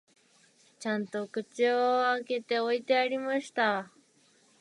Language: Japanese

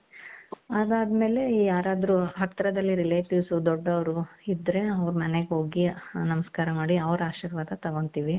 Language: Kannada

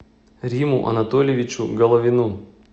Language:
Russian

